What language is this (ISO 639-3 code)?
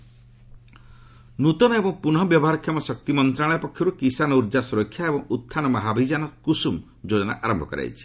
ori